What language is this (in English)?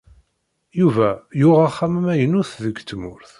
Kabyle